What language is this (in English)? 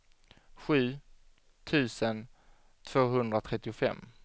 Swedish